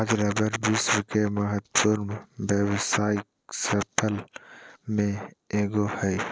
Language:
Magahi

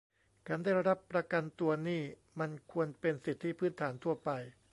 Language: Thai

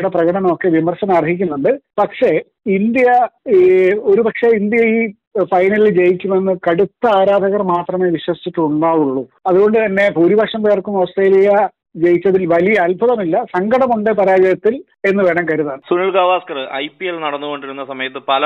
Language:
Malayalam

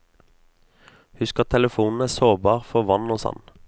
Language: Norwegian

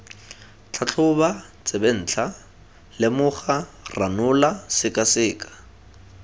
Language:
Tswana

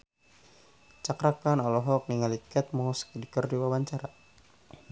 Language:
Sundanese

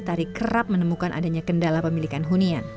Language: Indonesian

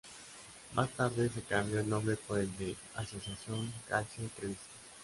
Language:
Spanish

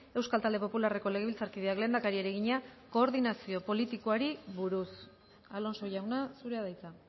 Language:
Basque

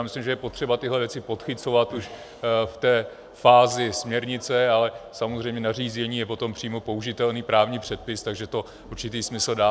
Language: Czech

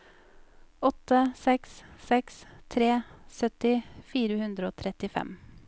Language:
Norwegian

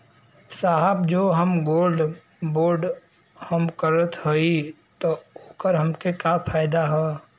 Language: Bhojpuri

